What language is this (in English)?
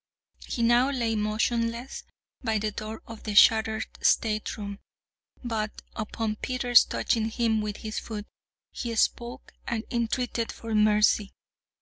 English